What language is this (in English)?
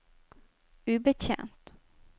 Norwegian